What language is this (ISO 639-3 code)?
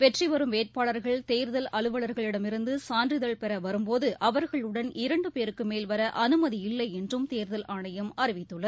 tam